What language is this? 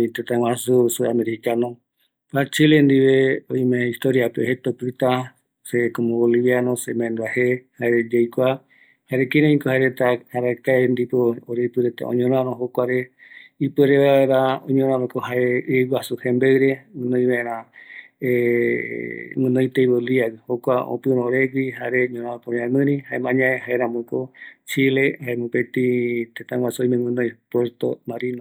Eastern Bolivian Guaraní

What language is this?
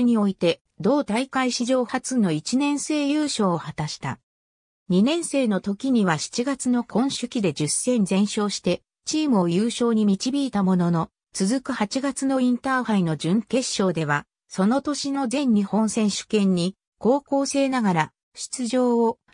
Japanese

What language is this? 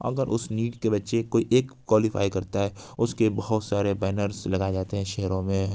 Urdu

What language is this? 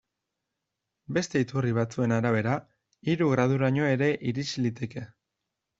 Basque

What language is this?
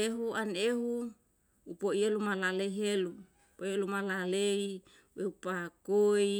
Yalahatan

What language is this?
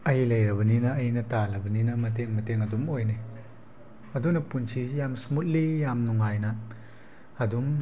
Manipuri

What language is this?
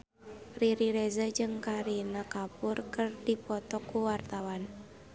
Sundanese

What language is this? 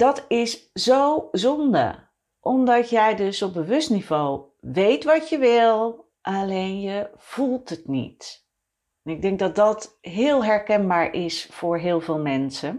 Dutch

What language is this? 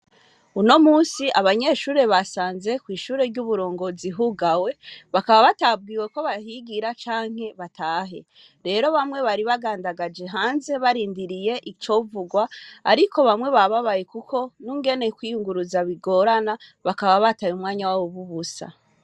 Rundi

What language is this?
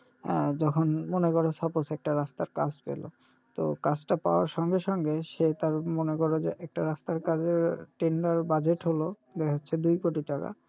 Bangla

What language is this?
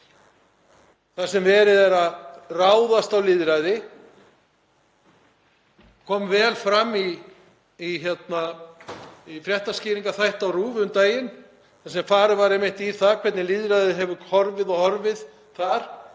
Icelandic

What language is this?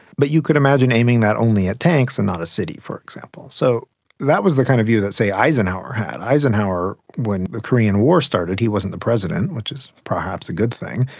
English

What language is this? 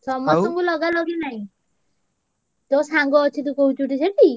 Odia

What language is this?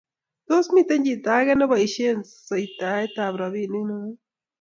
Kalenjin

